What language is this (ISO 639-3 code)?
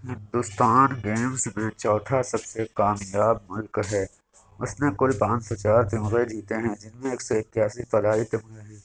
urd